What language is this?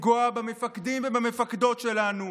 Hebrew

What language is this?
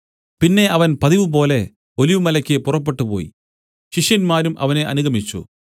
Malayalam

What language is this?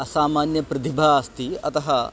Sanskrit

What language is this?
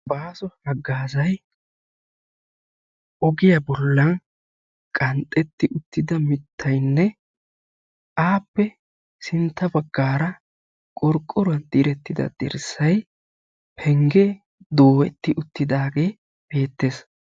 Wolaytta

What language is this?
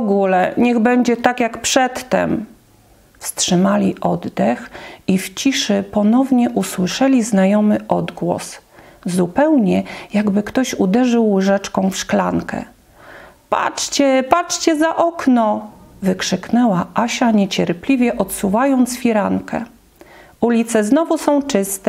Polish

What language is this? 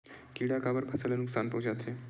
Chhattisgarhi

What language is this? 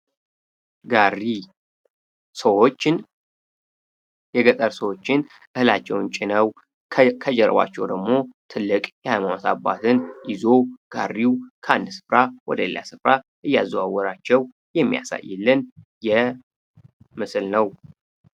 Amharic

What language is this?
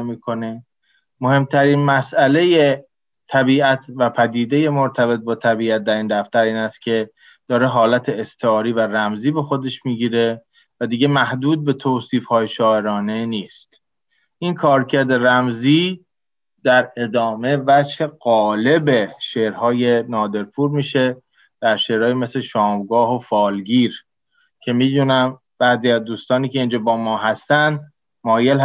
Persian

